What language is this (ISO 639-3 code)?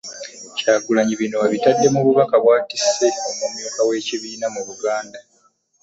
lug